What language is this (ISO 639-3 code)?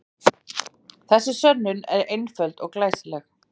isl